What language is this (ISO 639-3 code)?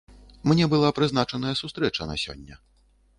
bel